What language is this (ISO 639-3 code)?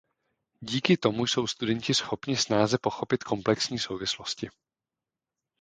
ces